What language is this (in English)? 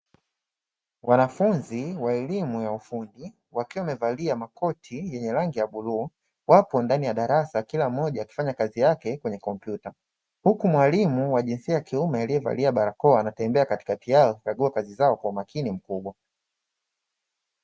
Swahili